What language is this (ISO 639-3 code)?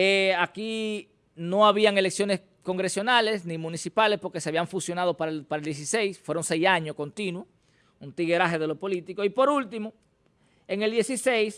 spa